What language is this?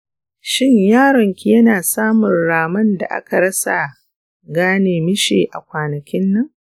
Hausa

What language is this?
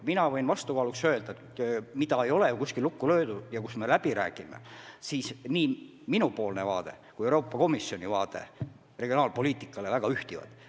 Estonian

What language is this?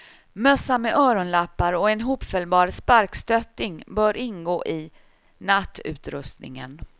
Swedish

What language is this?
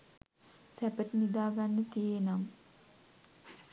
Sinhala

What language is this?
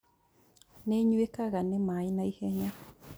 Kikuyu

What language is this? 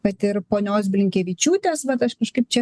Lithuanian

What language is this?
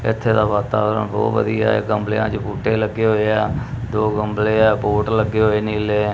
Punjabi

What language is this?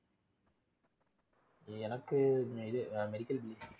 Tamil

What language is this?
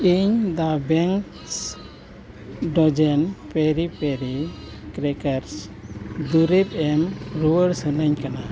Santali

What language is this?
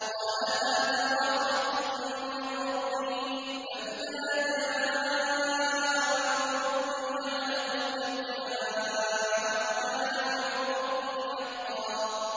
Arabic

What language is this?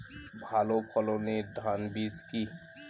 Bangla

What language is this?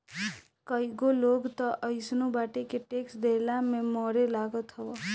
Bhojpuri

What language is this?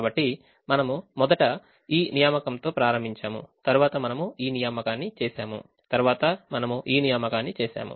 Telugu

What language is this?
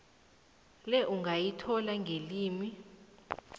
South Ndebele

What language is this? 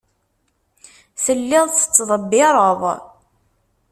Kabyle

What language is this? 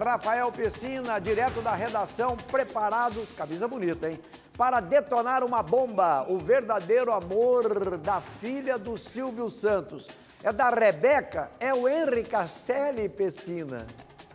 Portuguese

